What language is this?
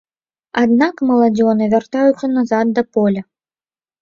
Belarusian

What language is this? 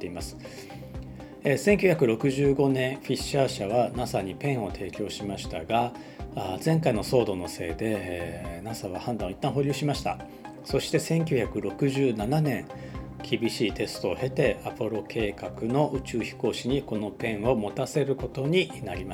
Japanese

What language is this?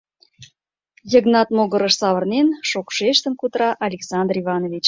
Mari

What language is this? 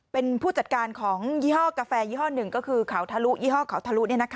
Thai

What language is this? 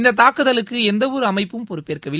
Tamil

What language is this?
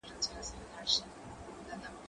Pashto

